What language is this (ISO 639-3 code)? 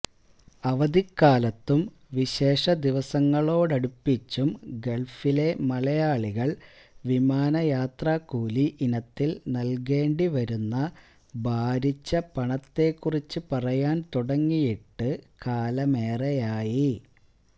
mal